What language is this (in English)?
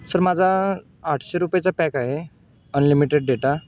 Marathi